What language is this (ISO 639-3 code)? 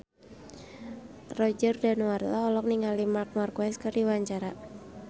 sun